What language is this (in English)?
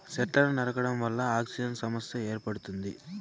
Telugu